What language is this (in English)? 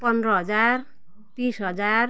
Nepali